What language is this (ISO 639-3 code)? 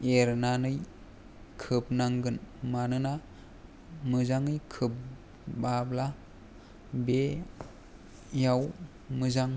brx